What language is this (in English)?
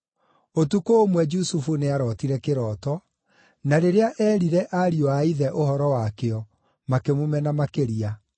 Kikuyu